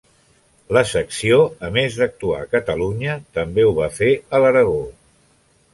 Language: Catalan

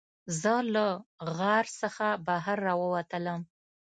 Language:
Pashto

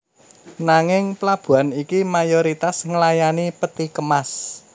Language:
Javanese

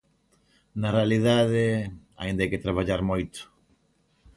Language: Galician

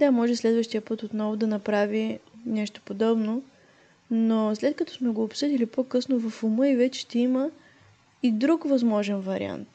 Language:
Bulgarian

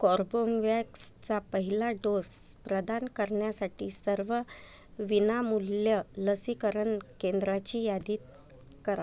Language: Marathi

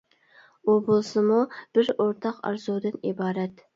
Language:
Uyghur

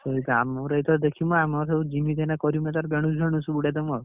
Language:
Odia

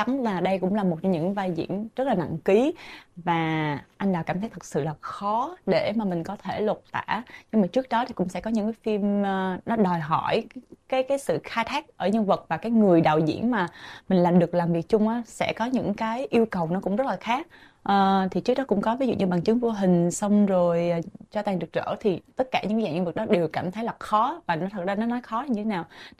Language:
Vietnamese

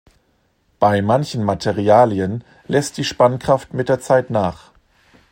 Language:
German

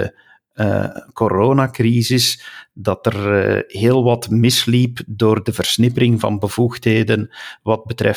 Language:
Dutch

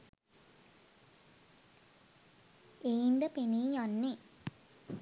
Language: Sinhala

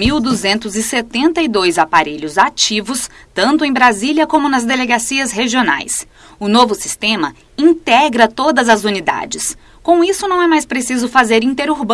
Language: Portuguese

